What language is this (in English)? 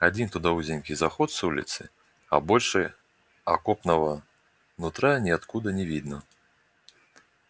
Russian